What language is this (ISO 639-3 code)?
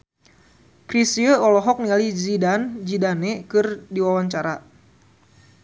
sun